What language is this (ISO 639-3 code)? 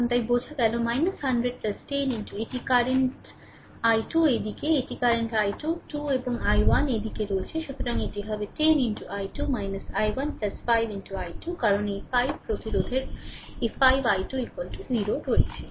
ben